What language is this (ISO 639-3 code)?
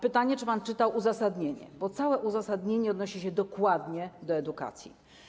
pol